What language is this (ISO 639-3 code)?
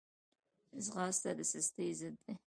pus